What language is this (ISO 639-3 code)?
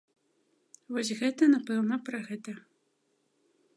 bel